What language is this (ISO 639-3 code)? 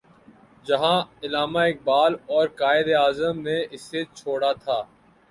urd